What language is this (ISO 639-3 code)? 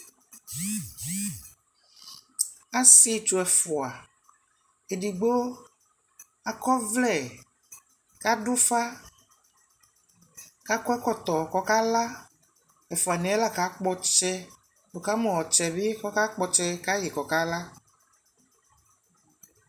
kpo